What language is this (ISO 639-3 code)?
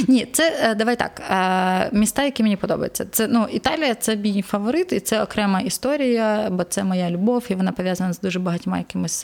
ukr